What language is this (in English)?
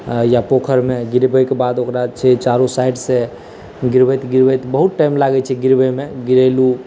Maithili